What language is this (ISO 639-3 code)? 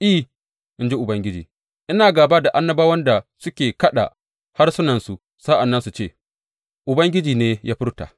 hau